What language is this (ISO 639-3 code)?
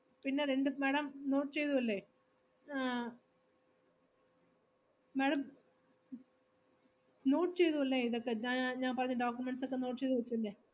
mal